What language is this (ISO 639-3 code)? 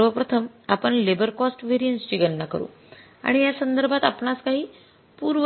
mar